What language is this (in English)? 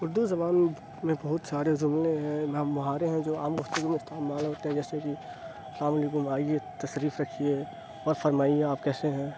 Urdu